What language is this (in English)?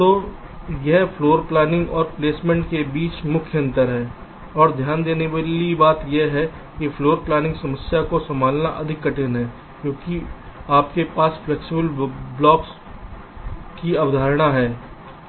Hindi